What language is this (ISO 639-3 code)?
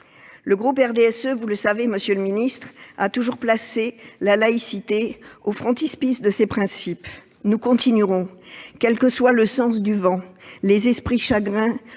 fra